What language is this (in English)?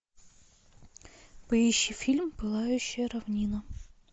Russian